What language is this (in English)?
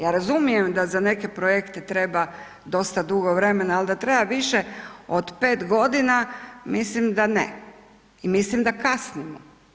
Croatian